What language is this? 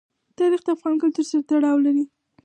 Pashto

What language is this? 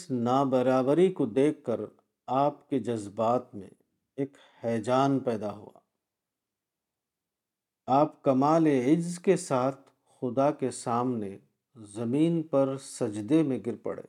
Urdu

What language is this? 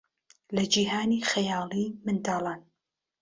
Central Kurdish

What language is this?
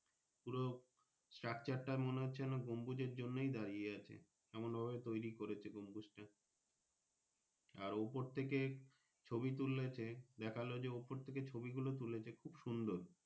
Bangla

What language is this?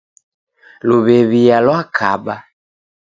Taita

